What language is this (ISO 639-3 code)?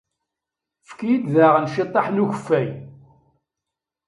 kab